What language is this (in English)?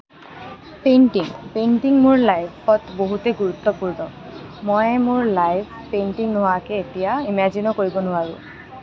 Assamese